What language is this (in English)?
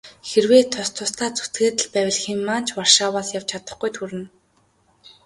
Mongolian